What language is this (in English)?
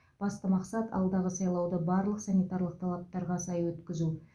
Kazakh